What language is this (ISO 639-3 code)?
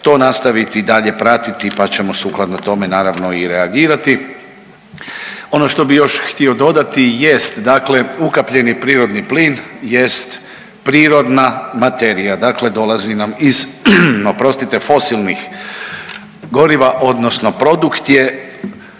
hrv